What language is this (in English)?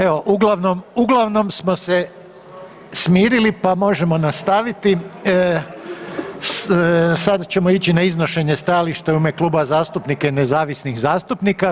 Croatian